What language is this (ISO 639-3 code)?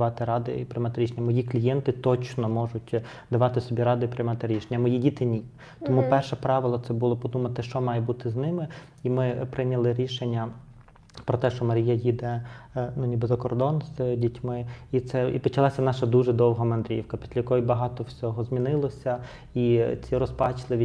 ukr